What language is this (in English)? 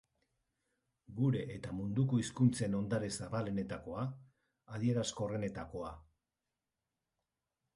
Basque